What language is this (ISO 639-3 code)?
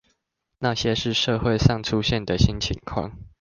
zho